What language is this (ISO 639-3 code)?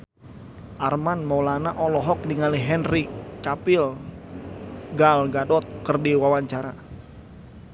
sun